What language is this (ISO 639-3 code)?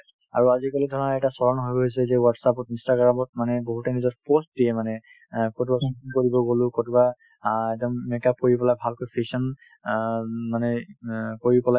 asm